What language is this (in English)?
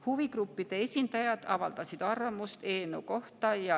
Estonian